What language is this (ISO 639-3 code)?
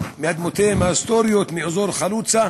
heb